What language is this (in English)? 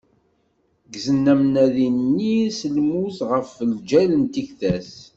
Kabyle